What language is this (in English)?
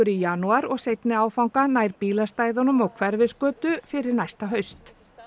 Icelandic